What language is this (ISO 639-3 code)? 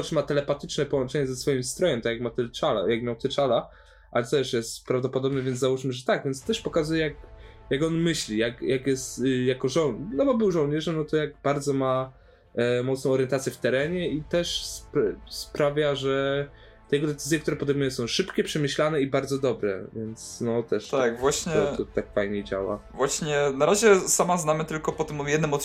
pol